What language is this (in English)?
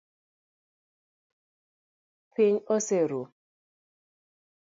Luo (Kenya and Tanzania)